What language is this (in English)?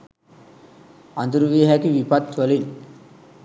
Sinhala